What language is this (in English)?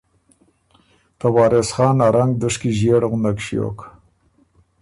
Ormuri